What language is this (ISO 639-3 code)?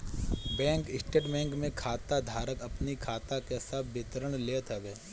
bho